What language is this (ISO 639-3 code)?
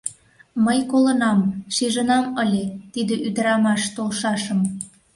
chm